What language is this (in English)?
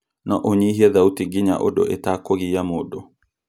Kikuyu